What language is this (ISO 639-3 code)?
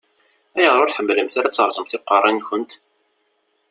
kab